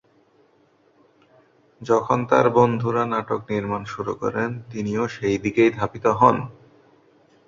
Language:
Bangla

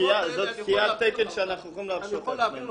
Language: Hebrew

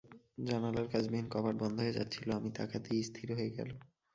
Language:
Bangla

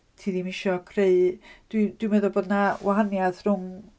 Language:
Welsh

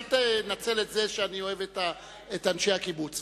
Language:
Hebrew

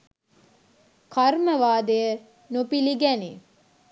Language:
Sinhala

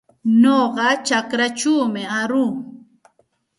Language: Santa Ana de Tusi Pasco Quechua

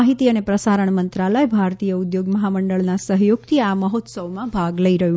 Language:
Gujarati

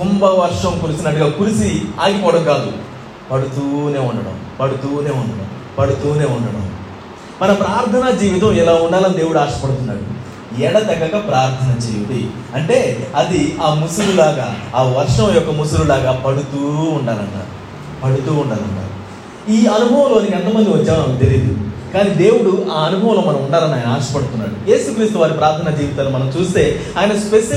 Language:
Telugu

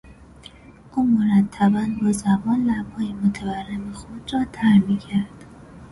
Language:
Persian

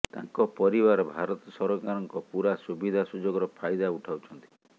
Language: Odia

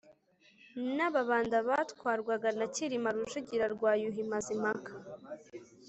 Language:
Kinyarwanda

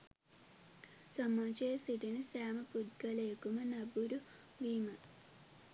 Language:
Sinhala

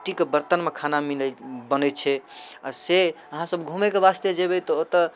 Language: Maithili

